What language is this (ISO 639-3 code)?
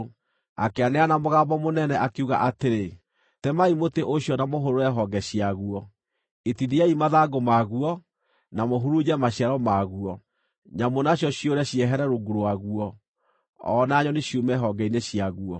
kik